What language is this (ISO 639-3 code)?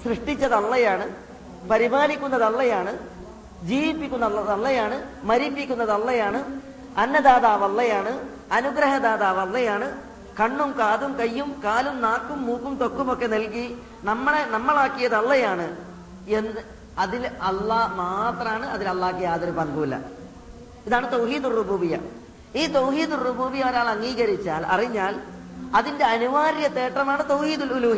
mal